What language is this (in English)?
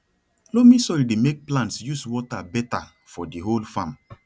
Nigerian Pidgin